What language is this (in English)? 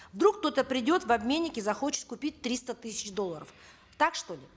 Kazakh